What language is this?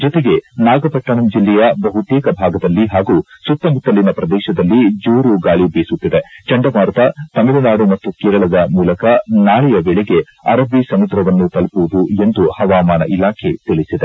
Kannada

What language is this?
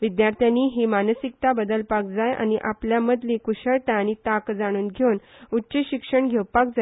Konkani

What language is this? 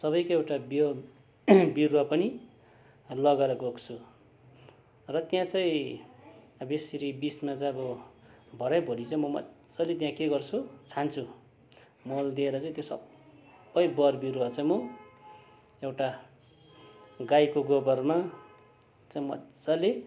Nepali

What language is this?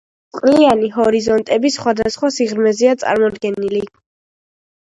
Georgian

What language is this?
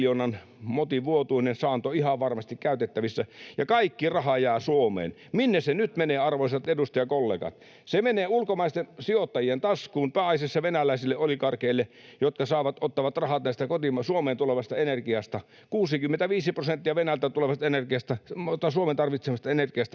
Finnish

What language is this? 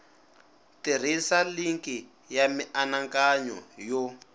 Tsonga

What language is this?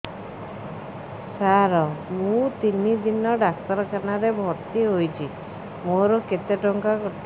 Odia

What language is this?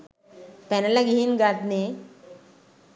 Sinhala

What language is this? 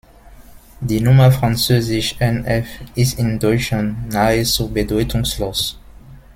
German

